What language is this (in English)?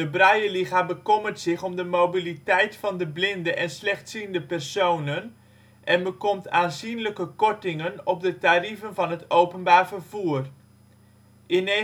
Dutch